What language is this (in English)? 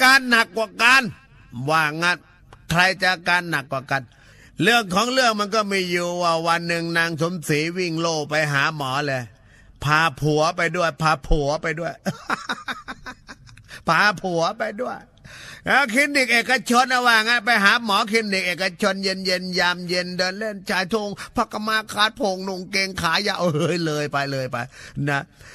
Thai